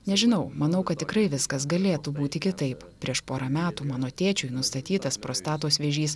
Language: Lithuanian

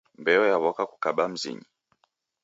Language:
Taita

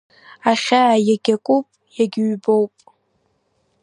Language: Abkhazian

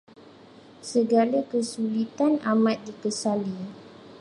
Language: Malay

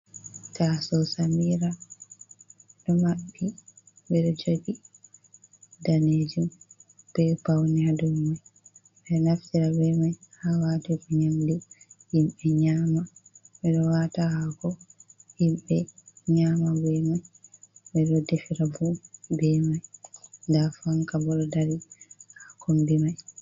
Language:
Fula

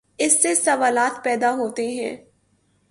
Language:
Urdu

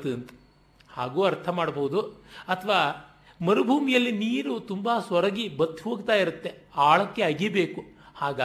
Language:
Kannada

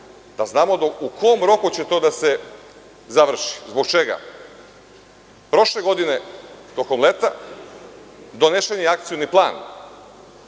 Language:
Serbian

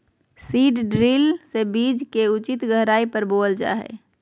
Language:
Magahi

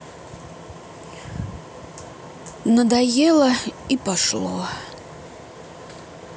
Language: Russian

